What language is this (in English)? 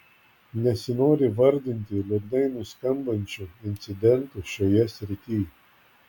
Lithuanian